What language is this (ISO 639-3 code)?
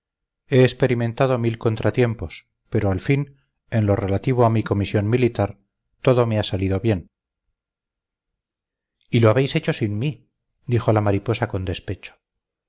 spa